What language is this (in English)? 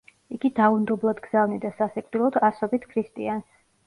Georgian